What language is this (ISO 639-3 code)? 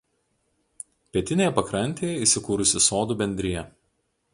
lit